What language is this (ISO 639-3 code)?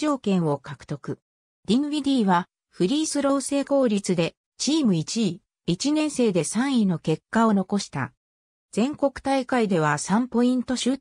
jpn